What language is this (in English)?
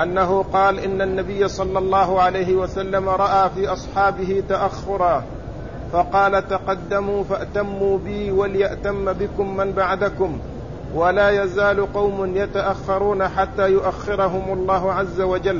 Arabic